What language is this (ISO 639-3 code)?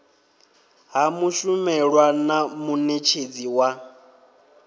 ven